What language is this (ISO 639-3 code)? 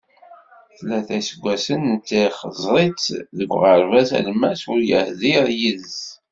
kab